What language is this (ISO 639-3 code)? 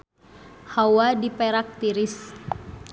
sun